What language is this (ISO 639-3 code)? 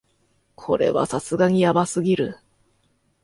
jpn